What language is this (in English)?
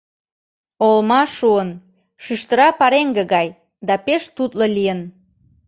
Mari